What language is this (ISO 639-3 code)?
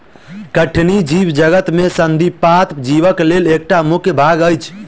mai